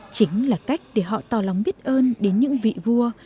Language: Vietnamese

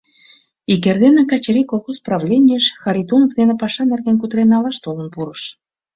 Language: Mari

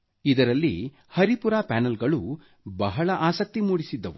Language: Kannada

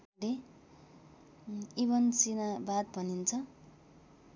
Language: Nepali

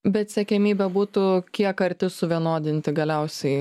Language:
Lithuanian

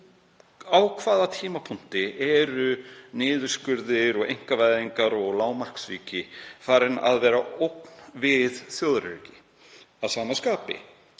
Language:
Icelandic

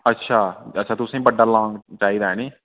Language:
Dogri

